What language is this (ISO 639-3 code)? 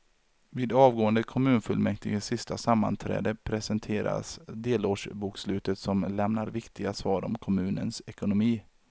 swe